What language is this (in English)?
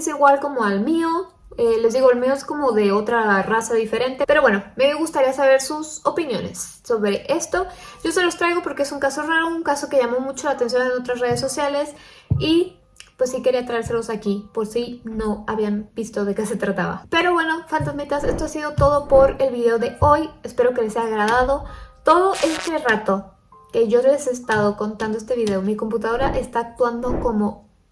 Spanish